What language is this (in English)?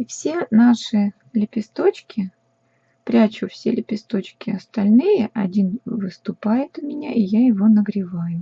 Russian